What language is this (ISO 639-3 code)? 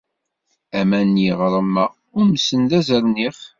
kab